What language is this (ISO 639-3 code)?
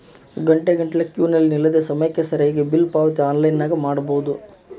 kan